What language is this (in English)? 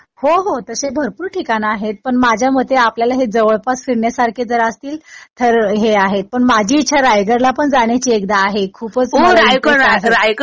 Marathi